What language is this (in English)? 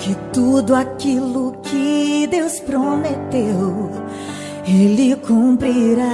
Portuguese